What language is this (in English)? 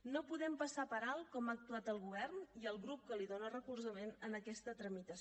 Catalan